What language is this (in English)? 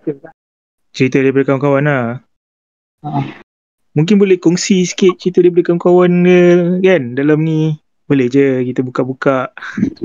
Malay